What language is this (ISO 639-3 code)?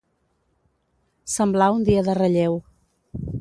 cat